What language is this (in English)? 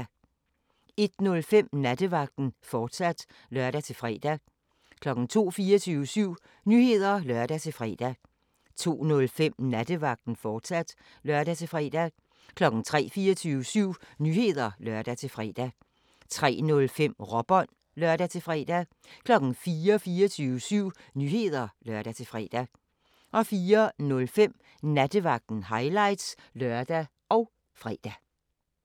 Danish